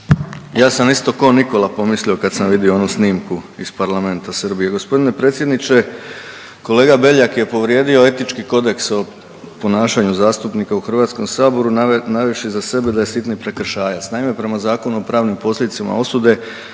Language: Croatian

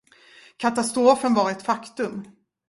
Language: Swedish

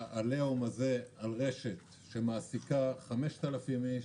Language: Hebrew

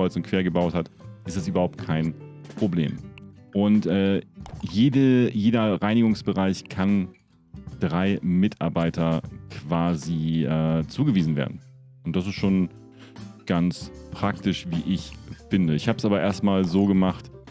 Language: German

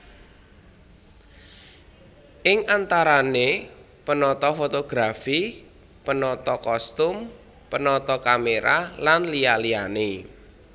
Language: Javanese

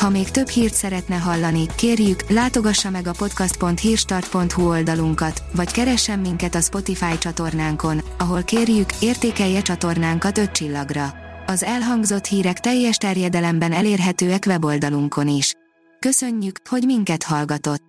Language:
Hungarian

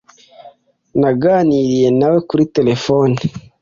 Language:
Kinyarwanda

